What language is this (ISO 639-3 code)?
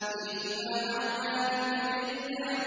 ara